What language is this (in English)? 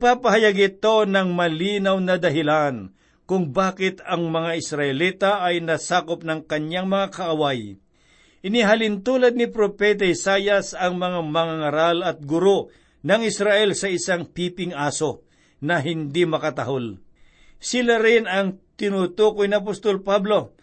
Filipino